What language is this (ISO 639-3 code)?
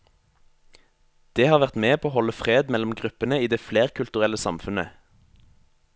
nor